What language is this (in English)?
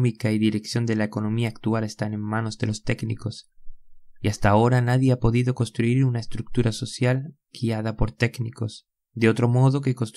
Spanish